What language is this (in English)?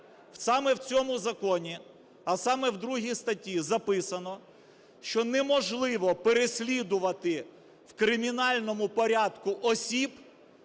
Ukrainian